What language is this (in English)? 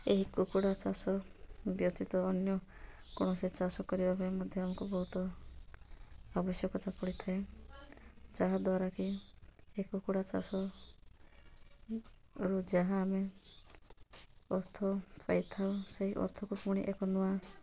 Odia